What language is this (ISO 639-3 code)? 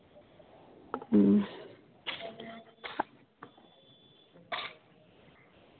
sat